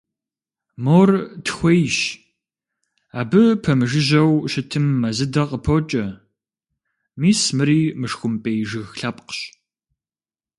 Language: Kabardian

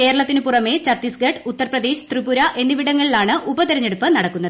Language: Malayalam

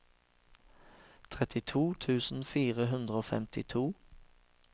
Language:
Norwegian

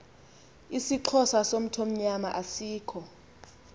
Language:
Xhosa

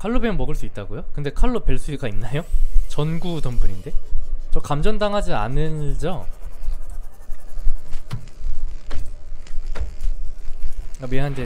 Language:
Korean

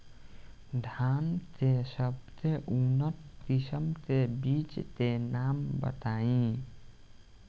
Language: Bhojpuri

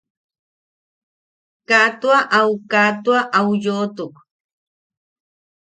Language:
Yaqui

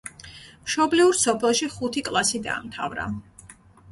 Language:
Georgian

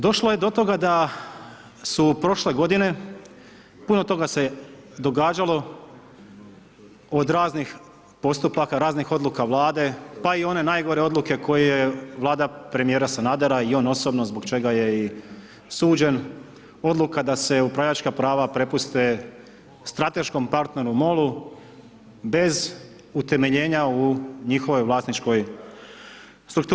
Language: Croatian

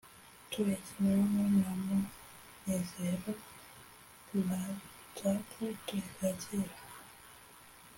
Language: Kinyarwanda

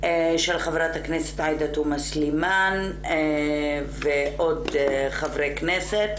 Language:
Hebrew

